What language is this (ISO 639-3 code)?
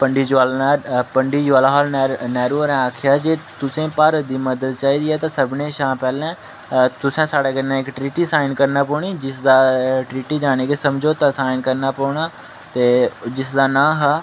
doi